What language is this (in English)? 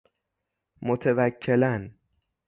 Persian